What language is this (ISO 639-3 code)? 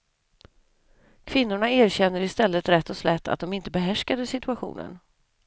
swe